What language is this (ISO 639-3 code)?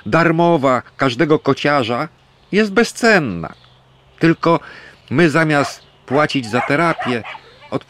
pol